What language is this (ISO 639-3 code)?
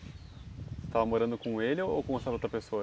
por